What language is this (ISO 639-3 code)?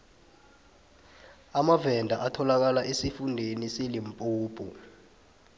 nbl